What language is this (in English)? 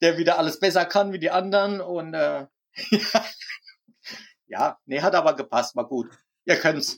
German